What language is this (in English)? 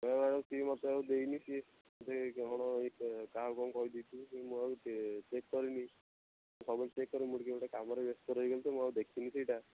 Odia